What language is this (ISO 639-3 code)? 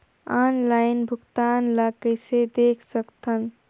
hne